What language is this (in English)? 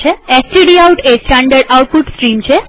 Gujarati